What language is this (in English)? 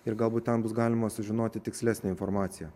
Lithuanian